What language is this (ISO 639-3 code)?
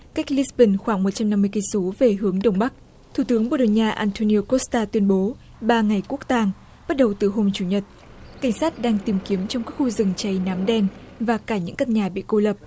vie